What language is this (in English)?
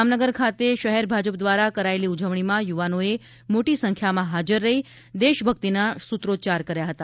Gujarati